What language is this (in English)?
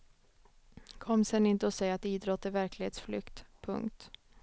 Swedish